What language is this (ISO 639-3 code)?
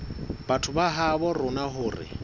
sot